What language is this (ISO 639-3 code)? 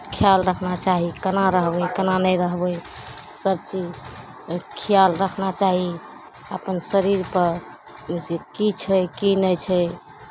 mai